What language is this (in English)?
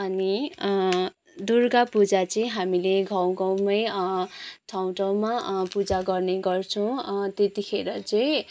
Nepali